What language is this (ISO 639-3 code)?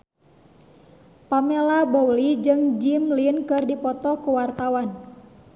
sun